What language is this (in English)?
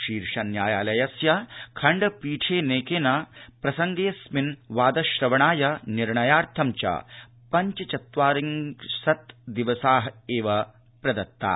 Sanskrit